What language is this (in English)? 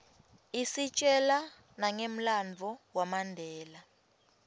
Swati